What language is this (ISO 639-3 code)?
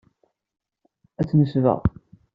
kab